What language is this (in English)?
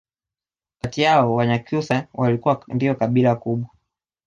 Swahili